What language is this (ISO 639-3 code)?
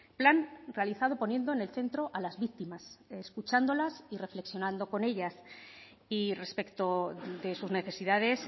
spa